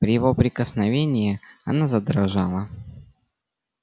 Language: Russian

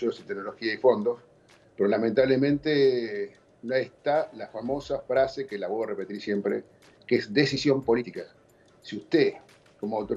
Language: Spanish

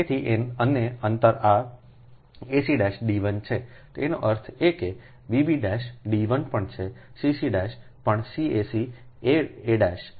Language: Gujarati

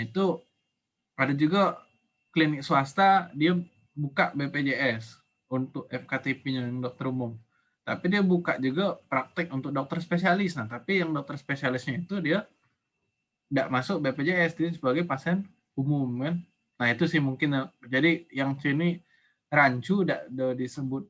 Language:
Indonesian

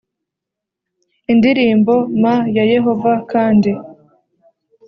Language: Kinyarwanda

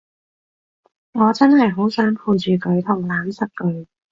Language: Cantonese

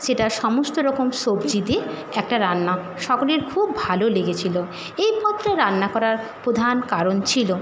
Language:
Bangla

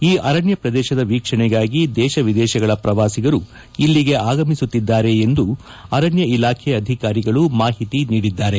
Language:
Kannada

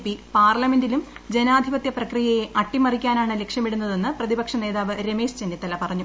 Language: Malayalam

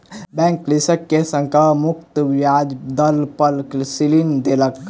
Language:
Maithili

